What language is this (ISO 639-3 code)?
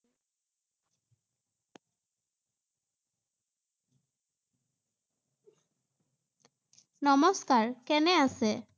asm